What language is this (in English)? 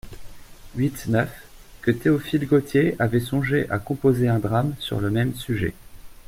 French